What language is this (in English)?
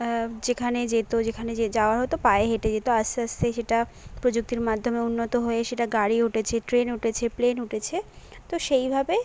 Bangla